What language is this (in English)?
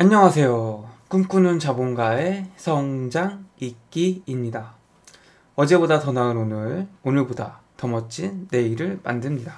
Korean